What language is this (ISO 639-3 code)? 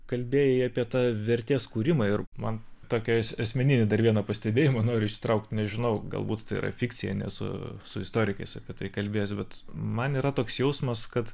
lit